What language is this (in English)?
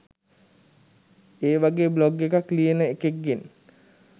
Sinhala